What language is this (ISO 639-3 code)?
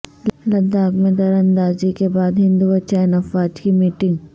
urd